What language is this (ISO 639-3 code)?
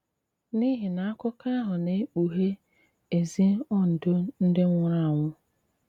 ibo